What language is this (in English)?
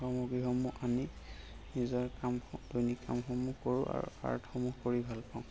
Assamese